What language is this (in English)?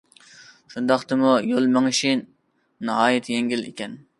Uyghur